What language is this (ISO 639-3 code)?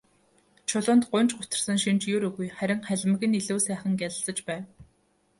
mon